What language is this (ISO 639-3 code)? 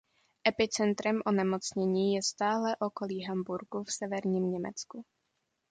ces